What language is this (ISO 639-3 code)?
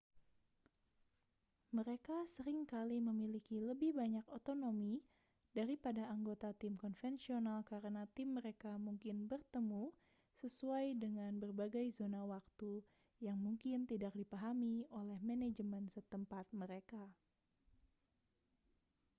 ind